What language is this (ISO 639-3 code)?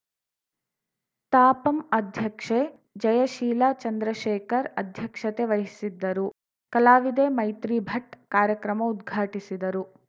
kan